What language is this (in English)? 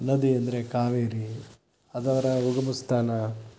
Kannada